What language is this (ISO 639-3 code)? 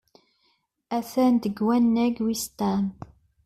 kab